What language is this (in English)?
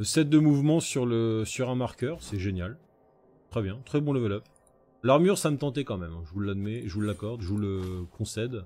French